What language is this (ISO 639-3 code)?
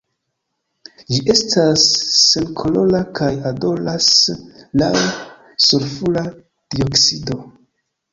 epo